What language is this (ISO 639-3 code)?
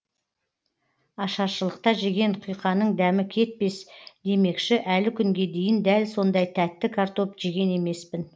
kaz